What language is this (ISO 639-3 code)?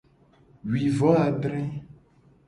gej